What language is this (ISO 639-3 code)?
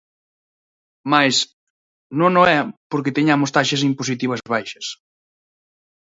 glg